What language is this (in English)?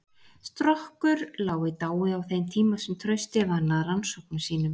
Icelandic